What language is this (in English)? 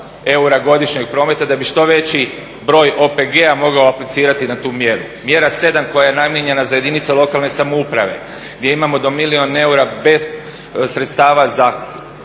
Croatian